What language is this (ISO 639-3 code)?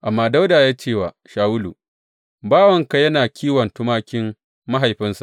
hau